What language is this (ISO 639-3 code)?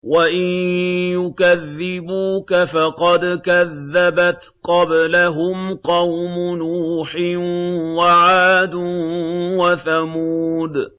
ara